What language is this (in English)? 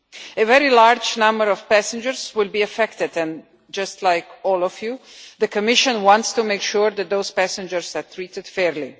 English